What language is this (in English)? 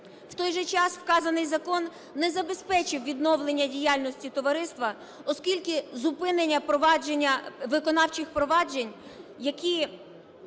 Ukrainian